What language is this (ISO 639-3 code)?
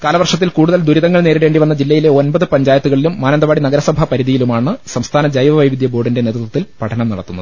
mal